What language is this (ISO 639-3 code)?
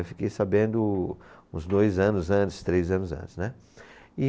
por